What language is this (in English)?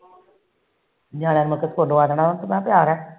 Punjabi